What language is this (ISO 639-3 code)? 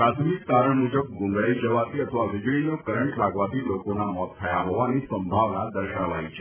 guj